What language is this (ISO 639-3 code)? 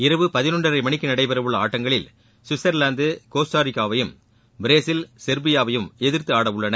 tam